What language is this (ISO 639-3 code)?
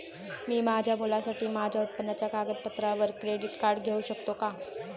mar